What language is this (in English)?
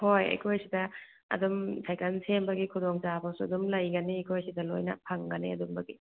Manipuri